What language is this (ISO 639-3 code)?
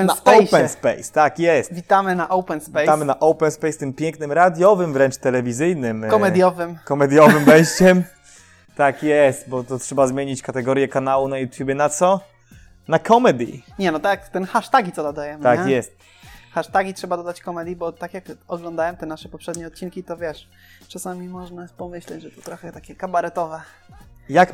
pol